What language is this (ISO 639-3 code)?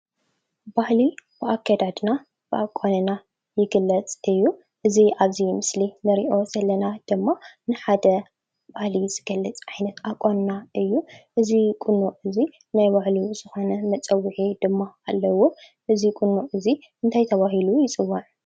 tir